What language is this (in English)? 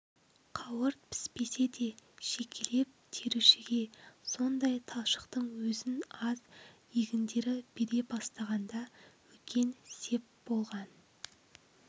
Kazakh